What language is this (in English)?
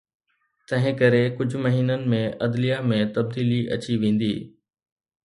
Sindhi